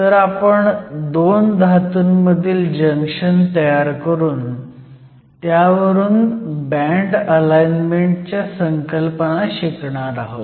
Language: Marathi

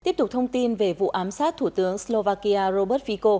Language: Vietnamese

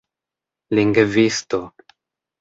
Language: Esperanto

